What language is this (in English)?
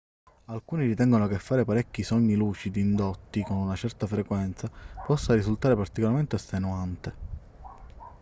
Italian